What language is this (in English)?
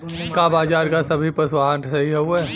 Bhojpuri